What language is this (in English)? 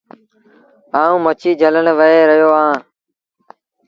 Sindhi Bhil